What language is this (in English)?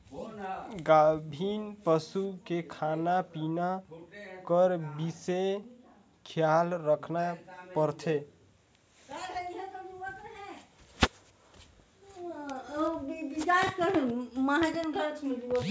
Chhattisgarhi